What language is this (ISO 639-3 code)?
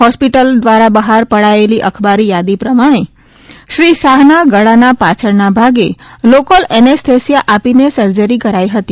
guj